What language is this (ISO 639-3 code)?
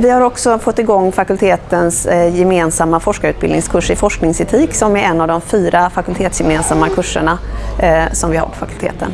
swe